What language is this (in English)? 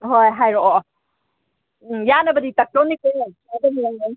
Manipuri